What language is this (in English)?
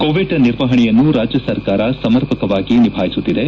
Kannada